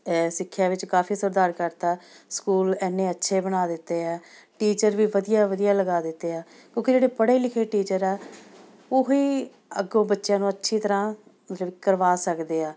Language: Punjabi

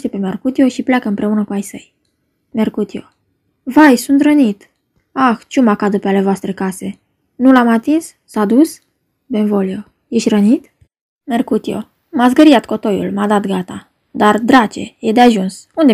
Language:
Romanian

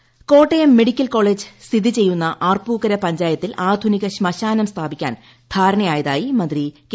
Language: Malayalam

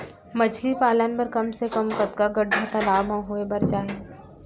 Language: Chhattisgarhi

